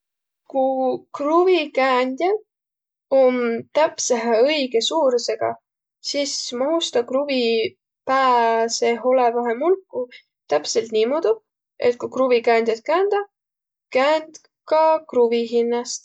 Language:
Võro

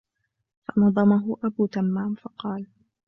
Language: Arabic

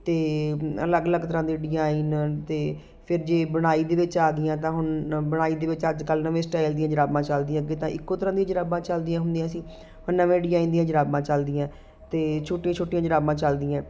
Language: Punjabi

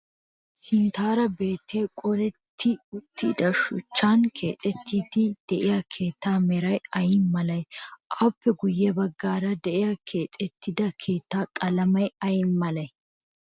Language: Wolaytta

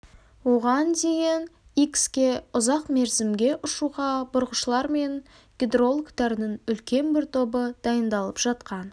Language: Kazakh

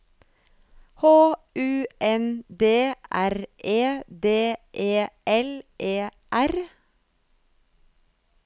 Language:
Norwegian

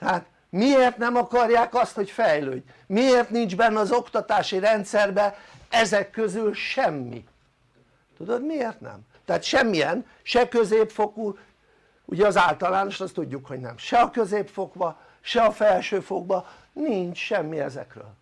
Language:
Hungarian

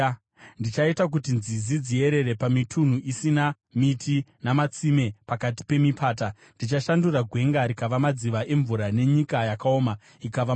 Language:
Shona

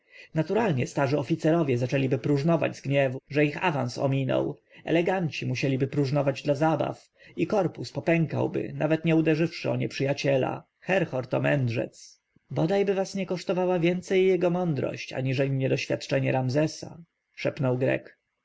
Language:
Polish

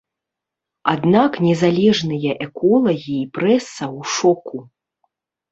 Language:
Belarusian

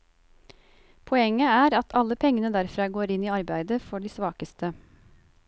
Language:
Norwegian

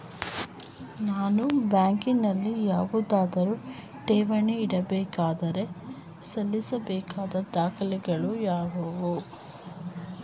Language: Kannada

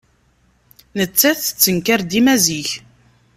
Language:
Kabyle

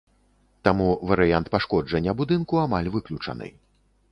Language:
Belarusian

